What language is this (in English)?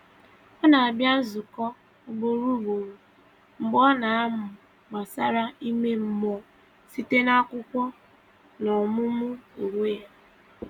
Igbo